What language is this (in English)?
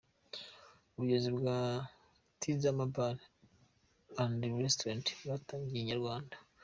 Kinyarwanda